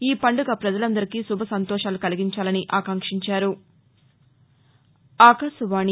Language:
Telugu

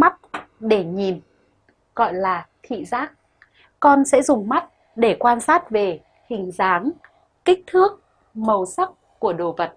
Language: Vietnamese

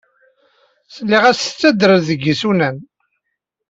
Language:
Kabyle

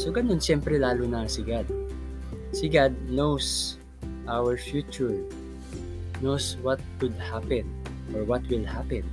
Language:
Filipino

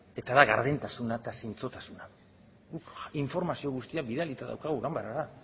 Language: Basque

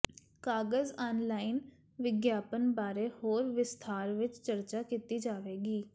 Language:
Punjabi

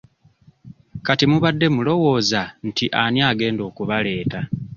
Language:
Ganda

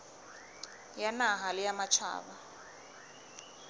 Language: Southern Sotho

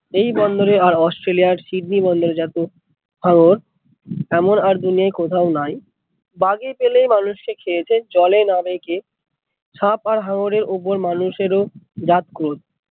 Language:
Bangla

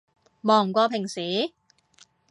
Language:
Cantonese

